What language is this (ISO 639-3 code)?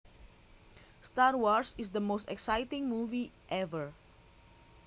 jav